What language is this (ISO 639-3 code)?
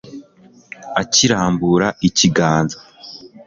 kin